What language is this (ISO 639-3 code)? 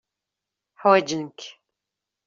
kab